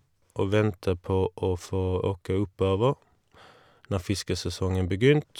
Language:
Norwegian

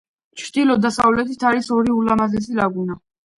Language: Georgian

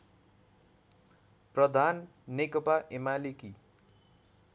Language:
Nepali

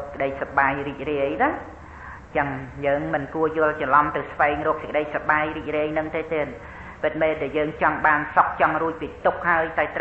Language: Thai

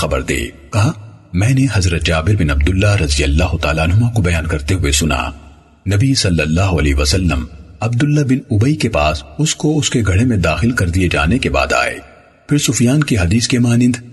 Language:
Urdu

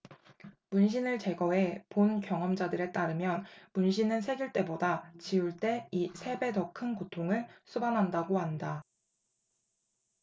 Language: Korean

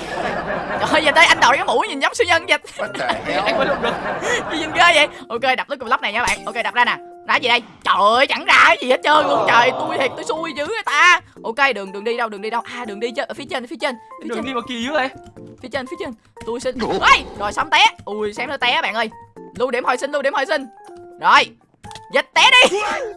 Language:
Vietnamese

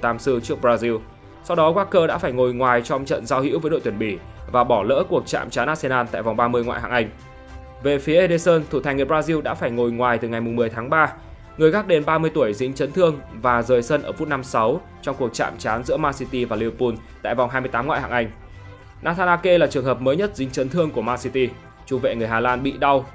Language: Vietnamese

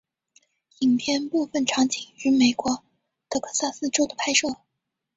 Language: Chinese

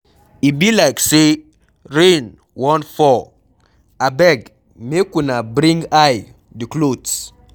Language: Nigerian Pidgin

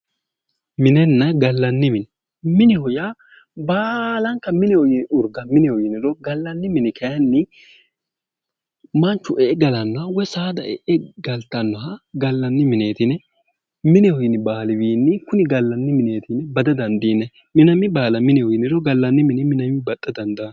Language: Sidamo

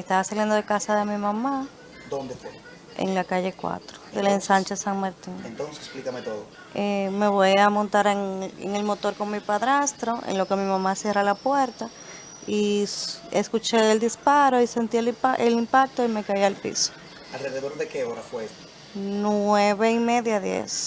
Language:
Spanish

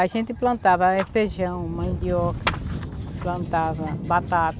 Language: Portuguese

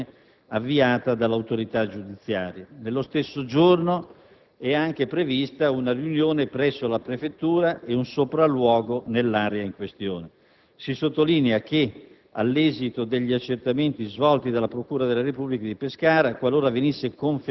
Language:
Italian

